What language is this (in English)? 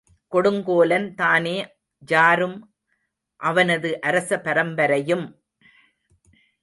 Tamil